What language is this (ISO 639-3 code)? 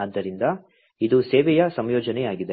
kan